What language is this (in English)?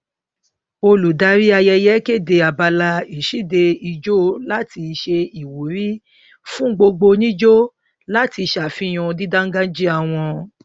Yoruba